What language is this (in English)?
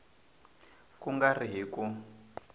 Tsonga